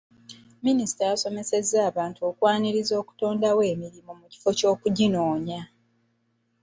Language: Ganda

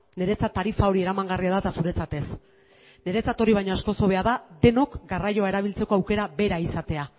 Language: Basque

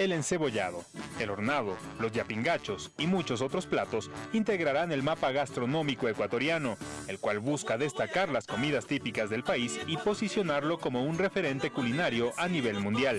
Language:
Spanish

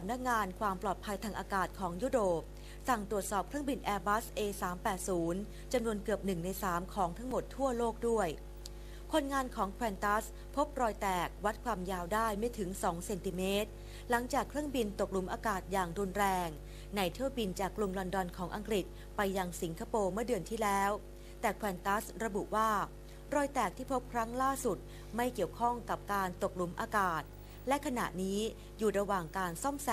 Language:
Thai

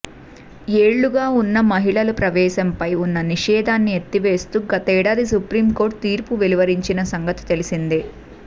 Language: Telugu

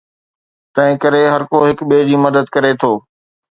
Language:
Sindhi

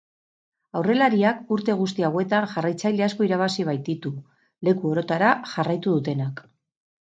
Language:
Basque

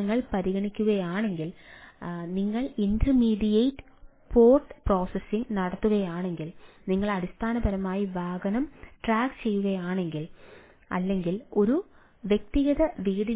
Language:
Malayalam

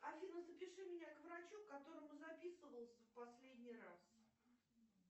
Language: Russian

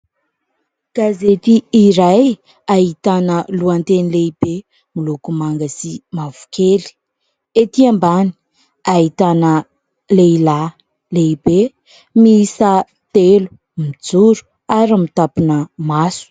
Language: Malagasy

